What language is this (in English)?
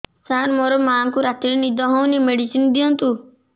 Odia